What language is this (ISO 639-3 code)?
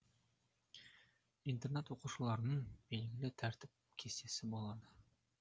kaz